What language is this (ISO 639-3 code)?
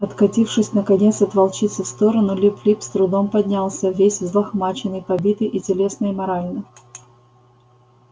rus